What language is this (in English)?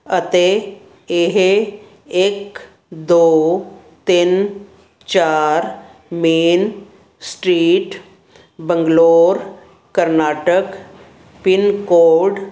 Punjabi